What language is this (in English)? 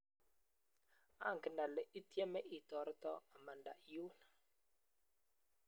Kalenjin